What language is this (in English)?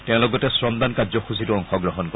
Assamese